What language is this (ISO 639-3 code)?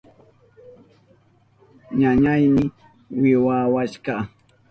qup